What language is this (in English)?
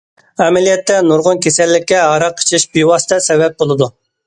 Uyghur